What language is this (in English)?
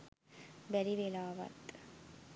Sinhala